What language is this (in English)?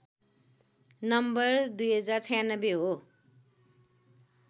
Nepali